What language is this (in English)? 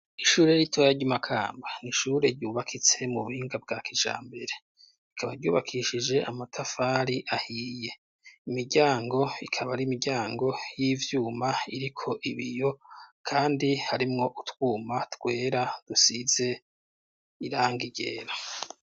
Rundi